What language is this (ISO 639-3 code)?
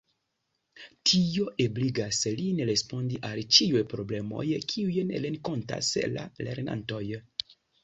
epo